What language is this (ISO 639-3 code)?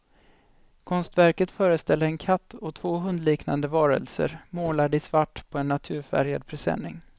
swe